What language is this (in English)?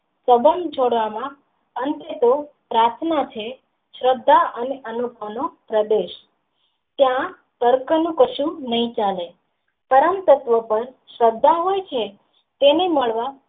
Gujarati